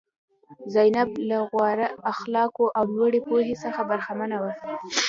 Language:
Pashto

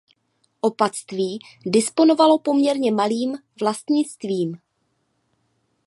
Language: Czech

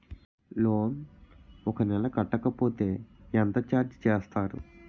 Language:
Telugu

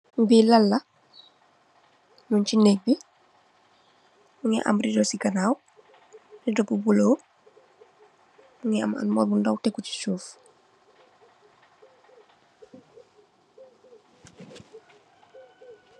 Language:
Wolof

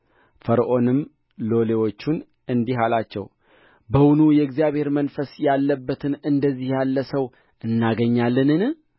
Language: Amharic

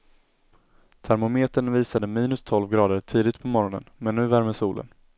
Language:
Swedish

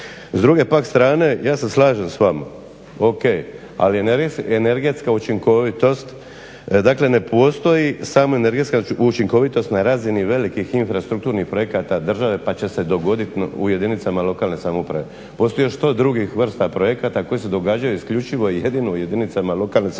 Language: Croatian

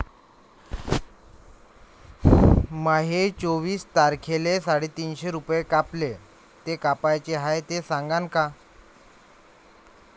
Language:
Marathi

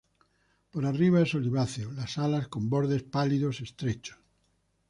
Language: Spanish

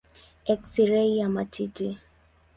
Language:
Swahili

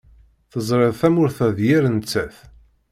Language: Kabyle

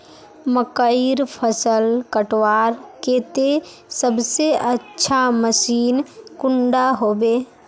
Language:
Magahi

